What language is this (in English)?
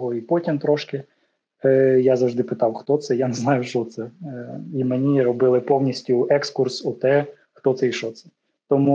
Ukrainian